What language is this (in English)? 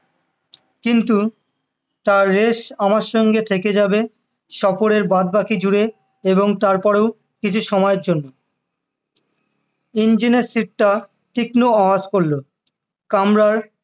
Bangla